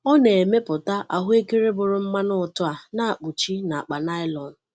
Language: Igbo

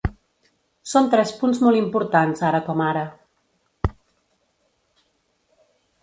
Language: Catalan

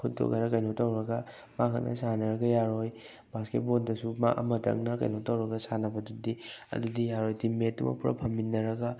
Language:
Manipuri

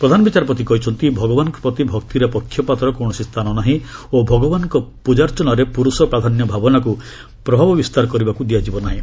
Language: Odia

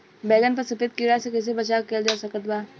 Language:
Bhojpuri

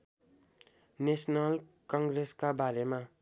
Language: Nepali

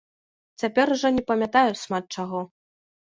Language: Belarusian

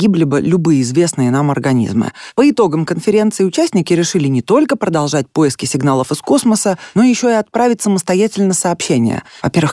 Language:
Russian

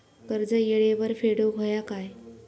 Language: Marathi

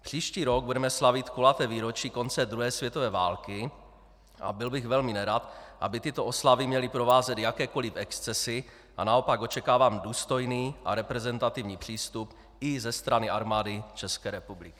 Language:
Czech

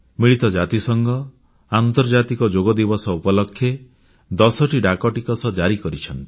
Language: Odia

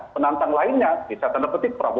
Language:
Indonesian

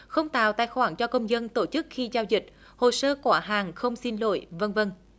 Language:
Vietnamese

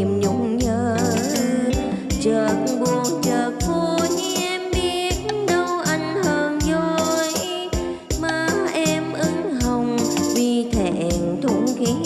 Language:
Vietnamese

